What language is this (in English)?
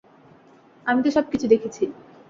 Bangla